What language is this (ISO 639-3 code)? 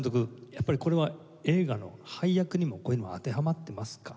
jpn